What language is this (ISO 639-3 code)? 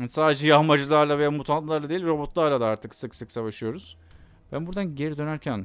tur